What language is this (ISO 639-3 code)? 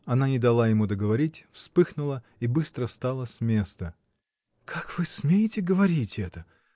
rus